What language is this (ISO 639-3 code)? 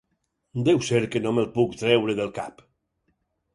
cat